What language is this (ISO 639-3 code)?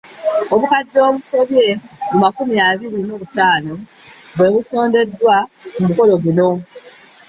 lug